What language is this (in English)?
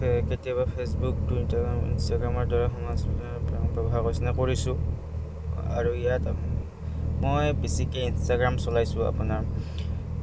Assamese